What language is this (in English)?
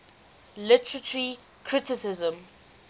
English